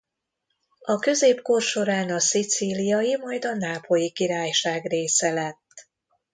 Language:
Hungarian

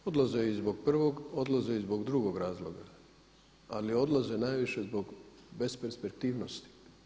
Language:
Croatian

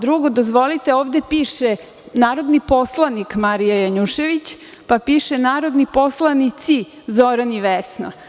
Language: Serbian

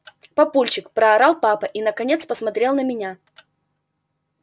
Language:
Russian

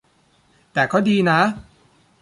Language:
Thai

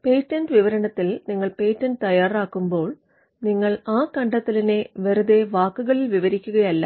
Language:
Malayalam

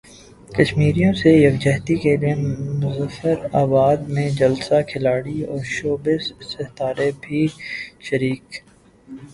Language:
Urdu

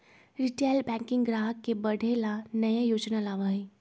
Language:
Magahi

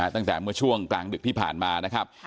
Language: Thai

